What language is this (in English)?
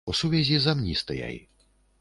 Belarusian